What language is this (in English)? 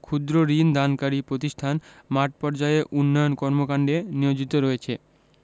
Bangla